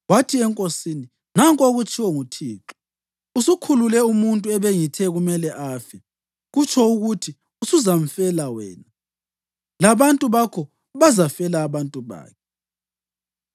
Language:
North Ndebele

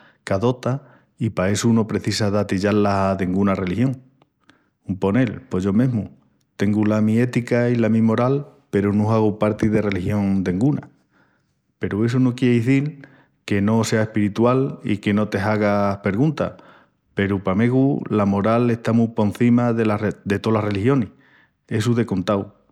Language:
Extremaduran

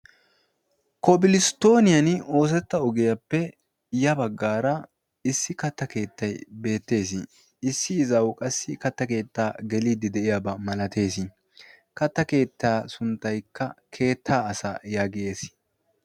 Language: Wolaytta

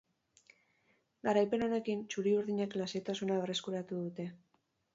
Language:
Basque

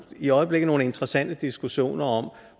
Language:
Danish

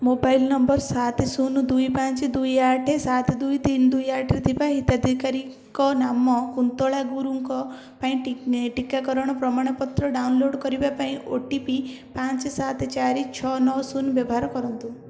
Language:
Odia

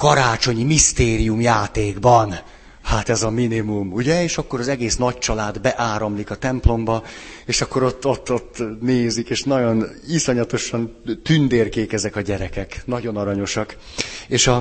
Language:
Hungarian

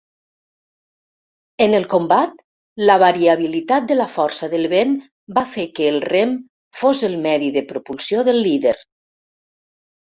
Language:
Catalan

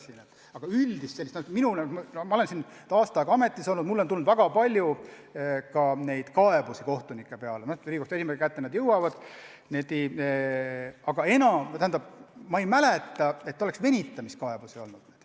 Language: Estonian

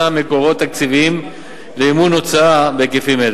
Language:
Hebrew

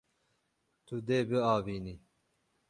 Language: Kurdish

